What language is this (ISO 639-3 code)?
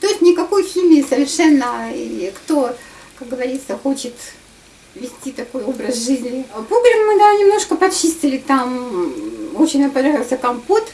rus